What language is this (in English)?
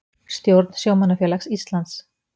Icelandic